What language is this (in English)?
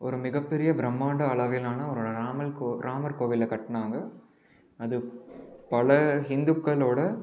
Tamil